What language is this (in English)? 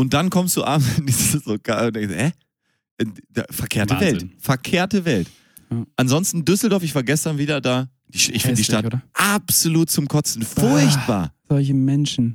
German